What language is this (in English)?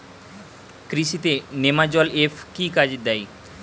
Bangla